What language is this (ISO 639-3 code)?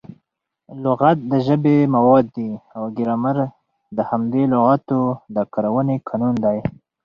pus